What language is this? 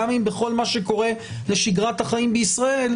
Hebrew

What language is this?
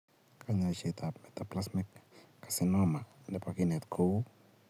Kalenjin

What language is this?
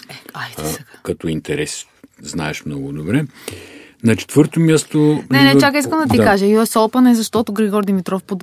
Bulgarian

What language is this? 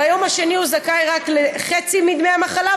Hebrew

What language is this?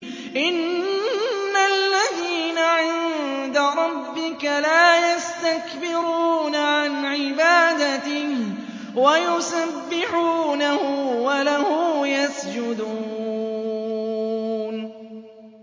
Arabic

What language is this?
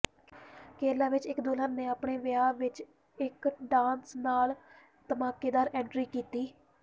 Punjabi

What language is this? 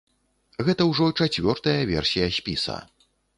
Belarusian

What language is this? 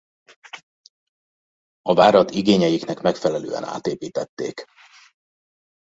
Hungarian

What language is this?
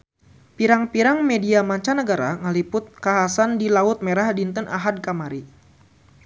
Sundanese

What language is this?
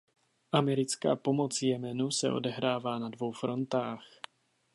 Czech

